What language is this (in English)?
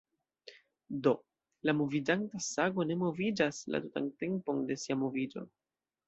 Esperanto